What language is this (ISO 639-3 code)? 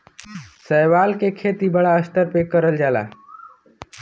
bho